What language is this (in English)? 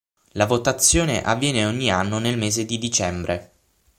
Italian